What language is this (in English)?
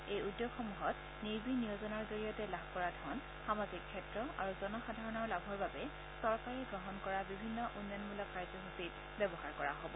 Assamese